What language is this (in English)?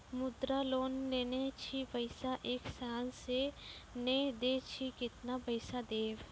Maithili